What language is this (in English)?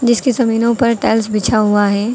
Hindi